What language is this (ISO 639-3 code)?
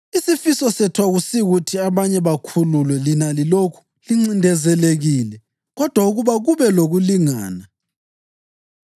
nde